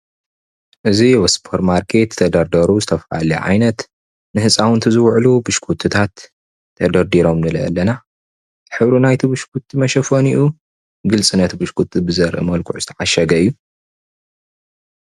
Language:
Tigrinya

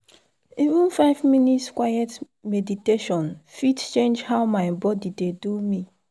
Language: Nigerian Pidgin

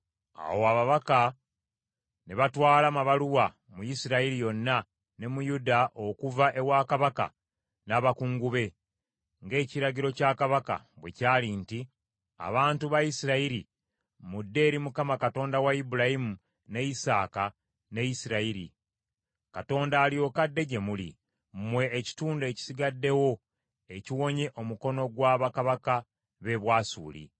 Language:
Ganda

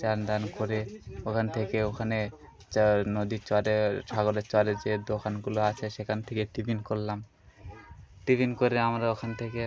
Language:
Bangla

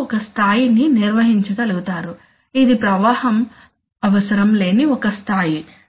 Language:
Telugu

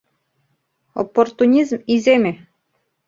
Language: Mari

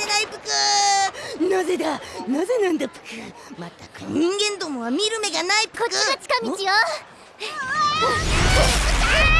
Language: Japanese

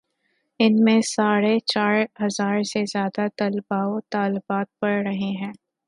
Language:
Urdu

